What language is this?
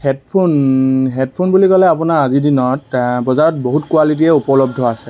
Assamese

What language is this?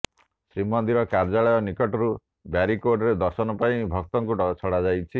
Odia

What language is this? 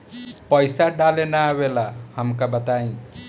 Bhojpuri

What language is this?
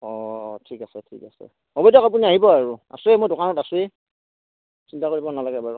Assamese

